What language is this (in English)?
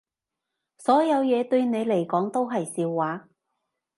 Cantonese